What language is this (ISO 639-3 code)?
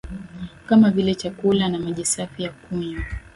swa